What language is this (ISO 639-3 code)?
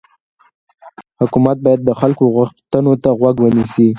pus